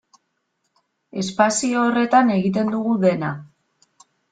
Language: Basque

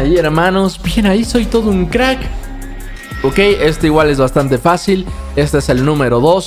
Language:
Spanish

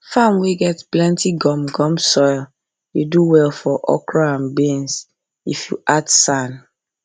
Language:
Nigerian Pidgin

